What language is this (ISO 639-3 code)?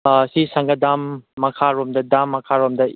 mni